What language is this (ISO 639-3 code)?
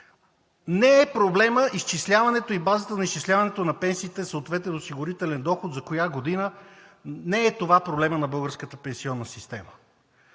bul